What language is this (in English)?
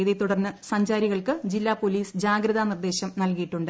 Malayalam